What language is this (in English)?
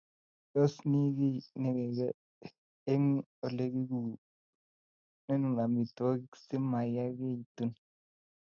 Kalenjin